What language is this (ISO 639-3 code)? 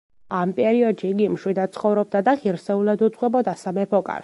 kat